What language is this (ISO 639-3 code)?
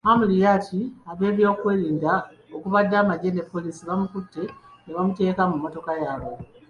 lug